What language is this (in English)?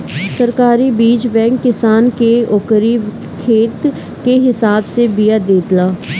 Bhojpuri